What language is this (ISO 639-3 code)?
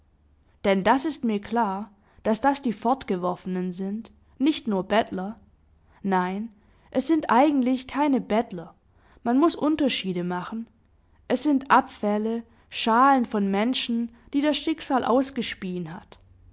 deu